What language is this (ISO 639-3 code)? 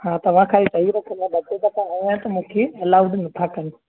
snd